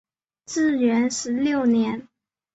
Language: Chinese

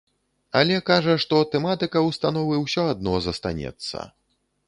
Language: Belarusian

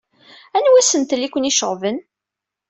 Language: Kabyle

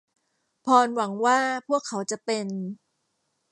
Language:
Thai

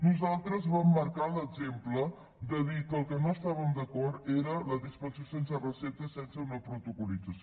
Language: Catalan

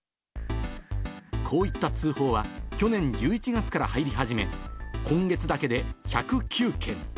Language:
Japanese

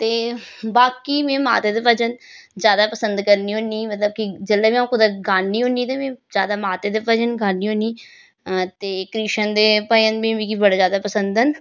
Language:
Dogri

